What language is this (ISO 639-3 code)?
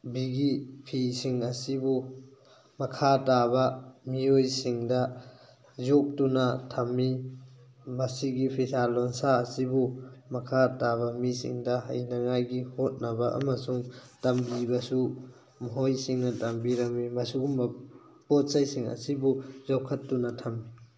mni